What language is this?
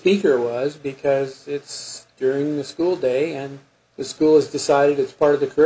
English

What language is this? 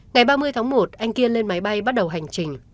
Vietnamese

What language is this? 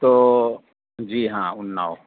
Urdu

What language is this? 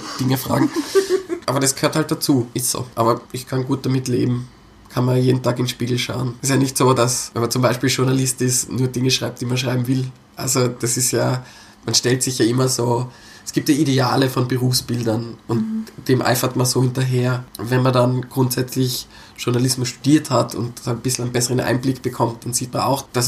German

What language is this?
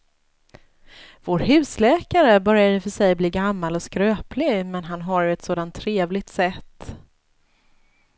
Swedish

